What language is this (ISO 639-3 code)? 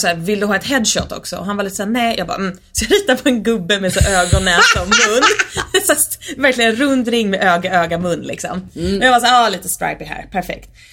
swe